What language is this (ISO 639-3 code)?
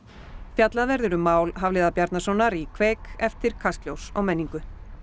isl